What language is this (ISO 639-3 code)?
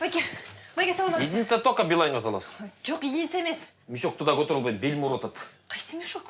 rus